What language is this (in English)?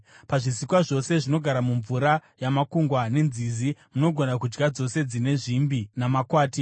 Shona